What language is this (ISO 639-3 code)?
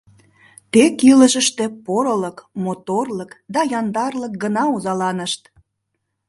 chm